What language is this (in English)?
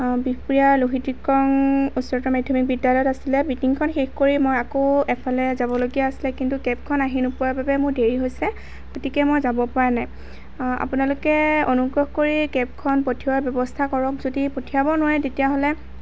Assamese